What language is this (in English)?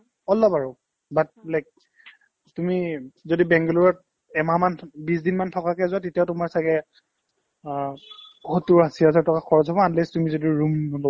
Assamese